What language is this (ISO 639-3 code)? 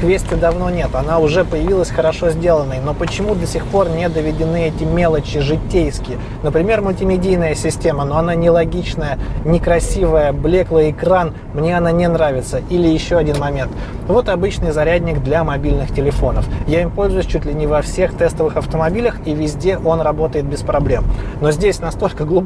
rus